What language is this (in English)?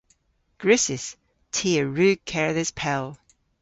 Cornish